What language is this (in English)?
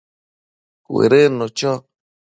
Matsés